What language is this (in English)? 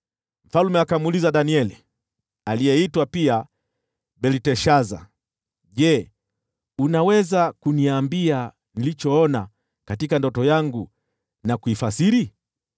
Swahili